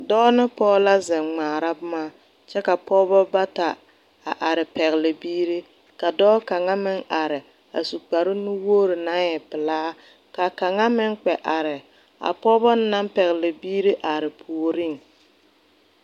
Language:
Southern Dagaare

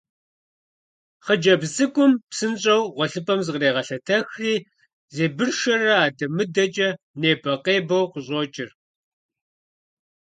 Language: Kabardian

